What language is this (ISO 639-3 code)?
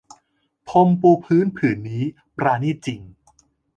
tha